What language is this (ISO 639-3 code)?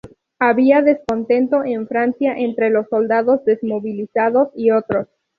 spa